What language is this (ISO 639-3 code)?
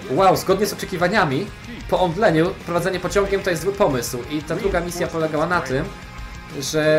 pol